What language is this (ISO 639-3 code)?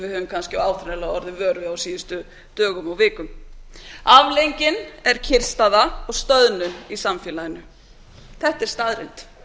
isl